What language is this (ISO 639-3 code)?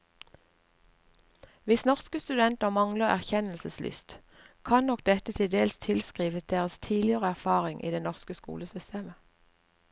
nor